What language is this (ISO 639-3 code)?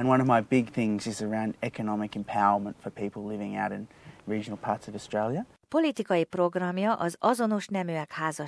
hun